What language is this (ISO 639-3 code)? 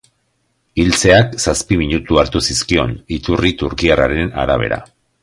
eus